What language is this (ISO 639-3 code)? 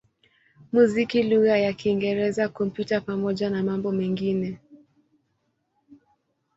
swa